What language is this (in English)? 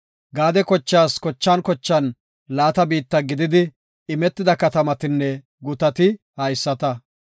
Gofa